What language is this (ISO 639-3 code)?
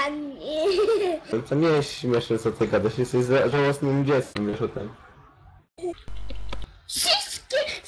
pol